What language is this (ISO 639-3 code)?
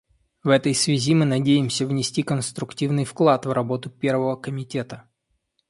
rus